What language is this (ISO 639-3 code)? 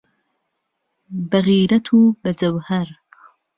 ckb